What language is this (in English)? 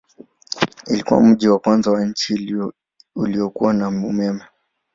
Swahili